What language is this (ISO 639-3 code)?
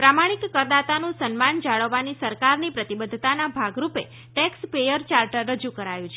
guj